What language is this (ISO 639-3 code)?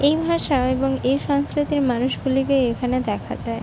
ben